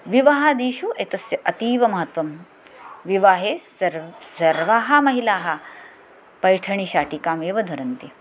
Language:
Sanskrit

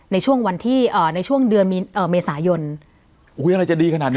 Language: Thai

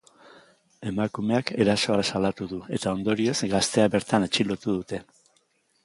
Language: Basque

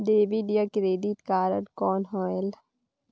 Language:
Chhattisgarhi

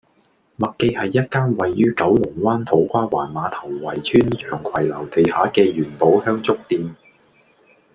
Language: Cantonese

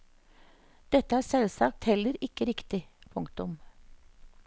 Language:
Norwegian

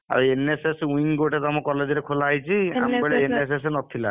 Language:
Odia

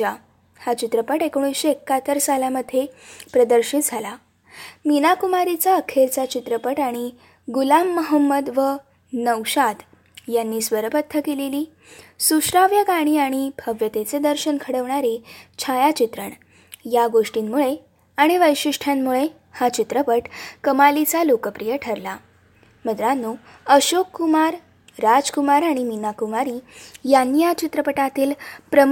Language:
Marathi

